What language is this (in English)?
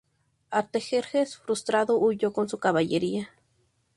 Spanish